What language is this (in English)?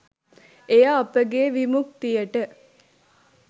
Sinhala